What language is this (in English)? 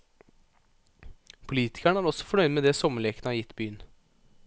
Norwegian